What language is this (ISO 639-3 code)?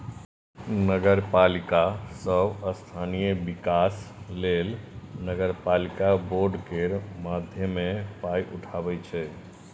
mai